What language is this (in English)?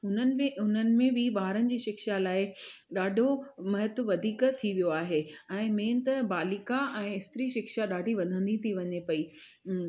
Sindhi